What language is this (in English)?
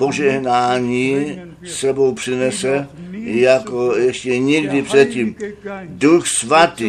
Czech